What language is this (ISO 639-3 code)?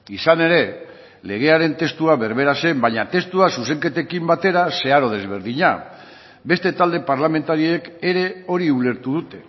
eus